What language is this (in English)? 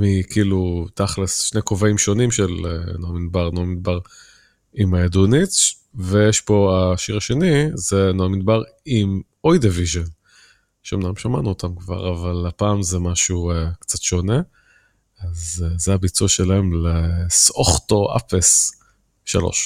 Hebrew